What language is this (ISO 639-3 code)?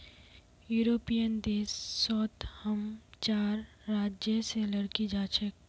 mag